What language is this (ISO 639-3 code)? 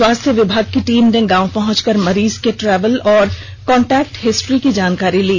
hin